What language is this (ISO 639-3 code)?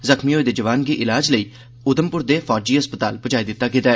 doi